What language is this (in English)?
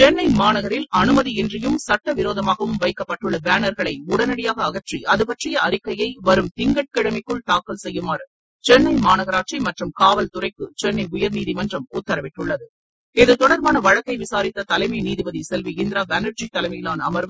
Tamil